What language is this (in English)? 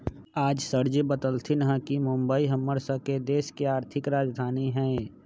Magahi